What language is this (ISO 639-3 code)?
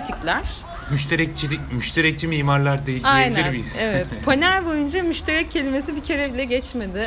tur